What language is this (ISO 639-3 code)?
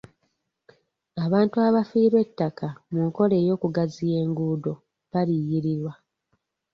lug